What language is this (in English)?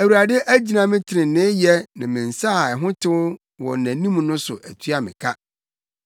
Akan